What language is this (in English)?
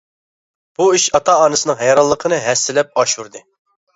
Uyghur